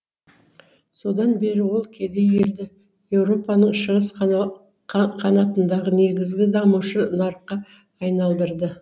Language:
Kazakh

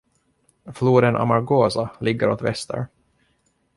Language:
Swedish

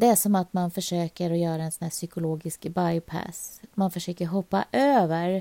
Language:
Swedish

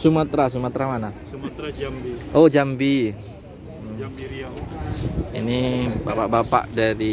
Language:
Indonesian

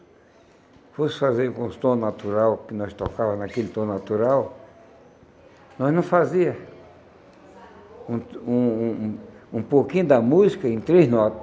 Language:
Portuguese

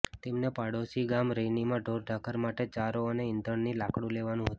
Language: Gujarati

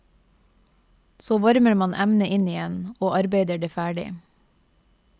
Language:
Norwegian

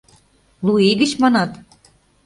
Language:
Mari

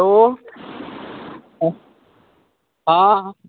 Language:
Maithili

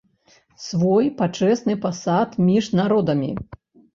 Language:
Belarusian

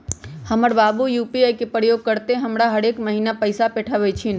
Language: Magahi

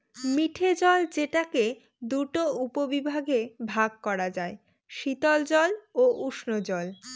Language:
Bangla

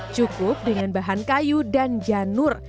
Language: Indonesian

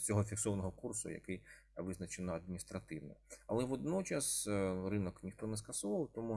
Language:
Ukrainian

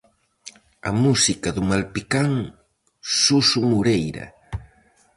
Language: Galician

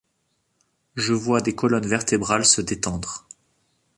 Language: French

